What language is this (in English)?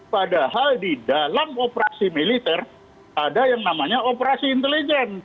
Indonesian